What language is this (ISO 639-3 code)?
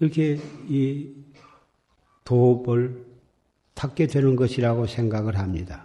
kor